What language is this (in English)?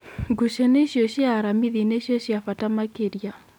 Kikuyu